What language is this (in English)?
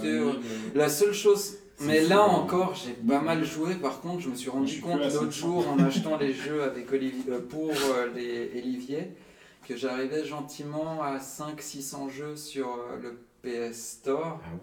French